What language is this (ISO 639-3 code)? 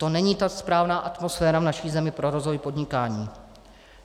ces